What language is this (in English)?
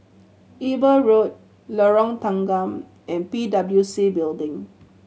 English